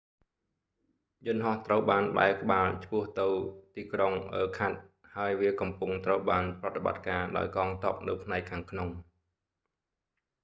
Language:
Khmer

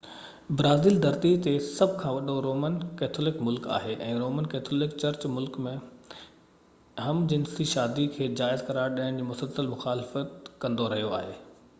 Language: Sindhi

